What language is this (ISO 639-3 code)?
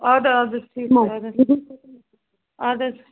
kas